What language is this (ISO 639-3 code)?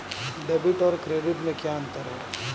hin